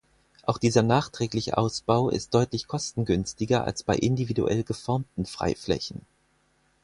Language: German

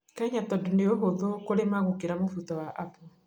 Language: Kikuyu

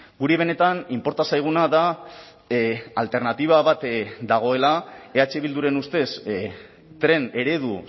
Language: Basque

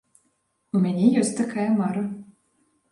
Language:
Belarusian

